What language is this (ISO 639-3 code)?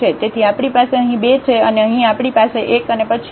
guj